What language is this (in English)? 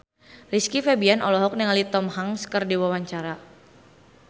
Sundanese